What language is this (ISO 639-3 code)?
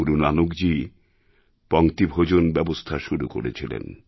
ben